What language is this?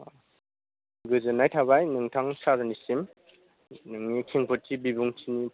Bodo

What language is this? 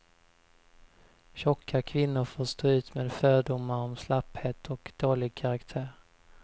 Swedish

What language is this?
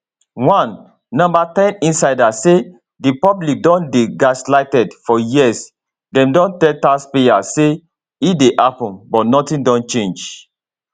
Nigerian Pidgin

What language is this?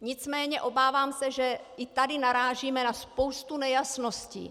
Czech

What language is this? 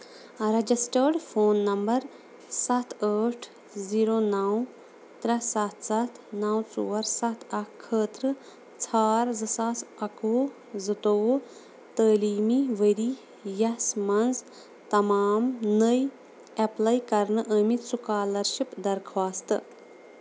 Kashmiri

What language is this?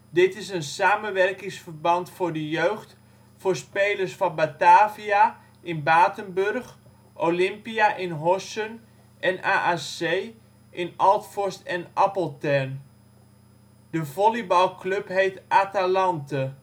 Dutch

